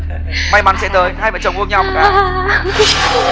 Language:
Vietnamese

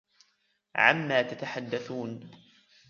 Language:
Arabic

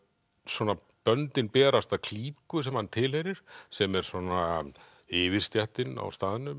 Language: Icelandic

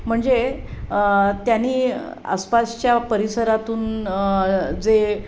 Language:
Marathi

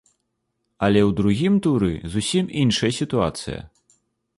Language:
Belarusian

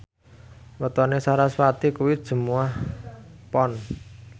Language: Javanese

